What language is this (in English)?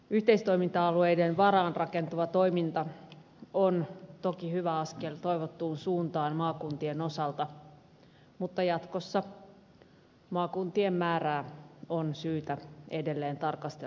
Finnish